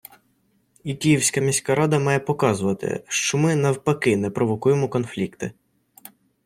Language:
Ukrainian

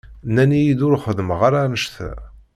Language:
Kabyle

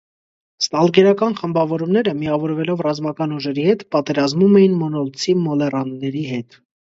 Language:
Armenian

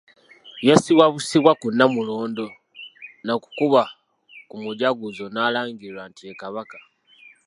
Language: Ganda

